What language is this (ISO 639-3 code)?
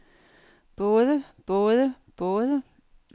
dan